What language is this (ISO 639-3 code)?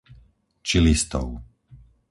slk